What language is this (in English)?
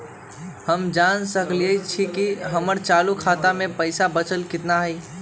Magahi